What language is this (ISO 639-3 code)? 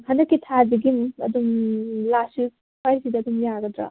mni